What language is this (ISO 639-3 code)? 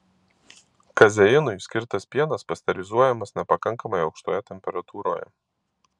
lit